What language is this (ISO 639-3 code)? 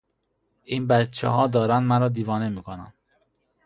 fas